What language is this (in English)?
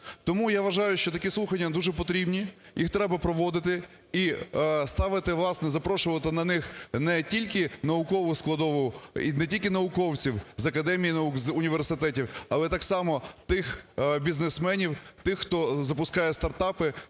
Ukrainian